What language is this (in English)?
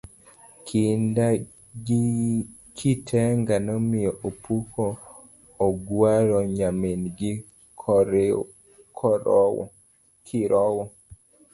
Luo (Kenya and Tanzania)